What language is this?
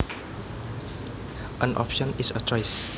Javanese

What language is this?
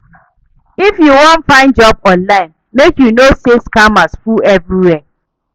Nigerian Pidgin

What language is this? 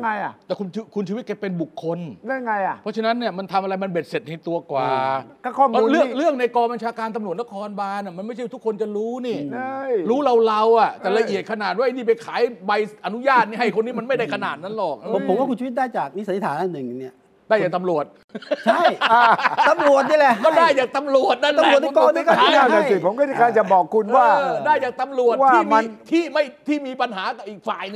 Thai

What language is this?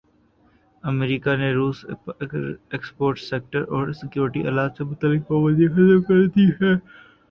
Urdu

